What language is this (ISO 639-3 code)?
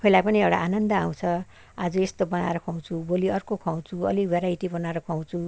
nep